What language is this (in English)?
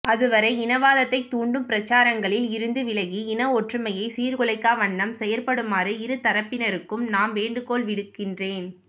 Tamil